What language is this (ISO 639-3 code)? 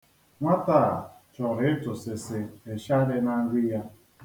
ibo